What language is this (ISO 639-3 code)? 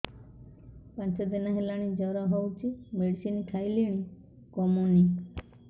ori